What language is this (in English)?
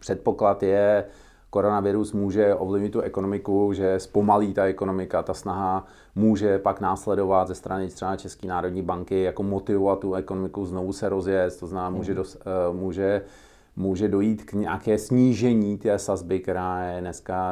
Czech